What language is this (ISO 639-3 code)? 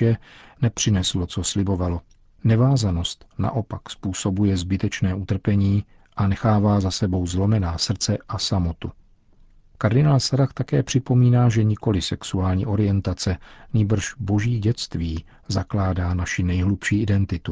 ces